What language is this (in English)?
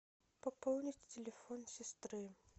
Russian